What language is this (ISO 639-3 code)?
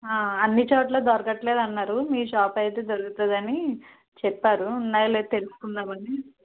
tel